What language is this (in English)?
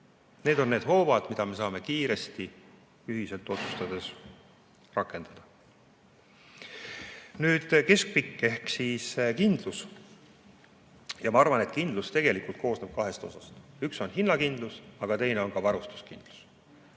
Estonian